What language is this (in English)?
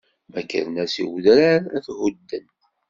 Kabyle